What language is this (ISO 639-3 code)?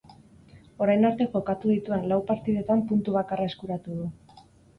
eus